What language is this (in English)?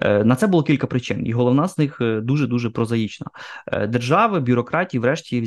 Ukrainian